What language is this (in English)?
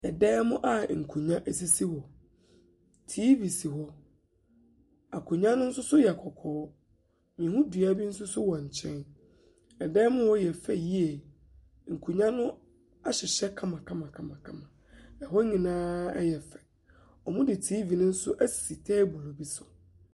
Akan